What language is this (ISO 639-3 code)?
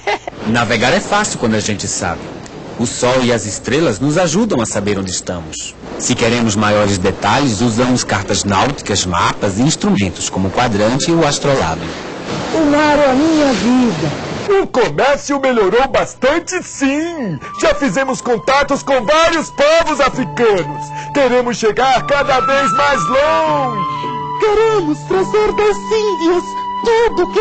por